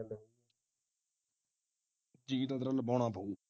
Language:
Punjabi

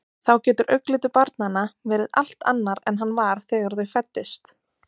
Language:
Icelandic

